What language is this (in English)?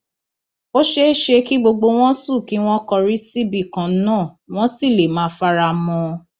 Yoruba